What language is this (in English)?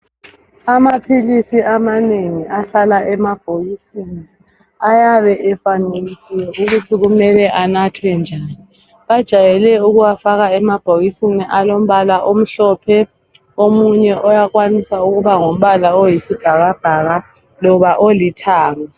North Ndebele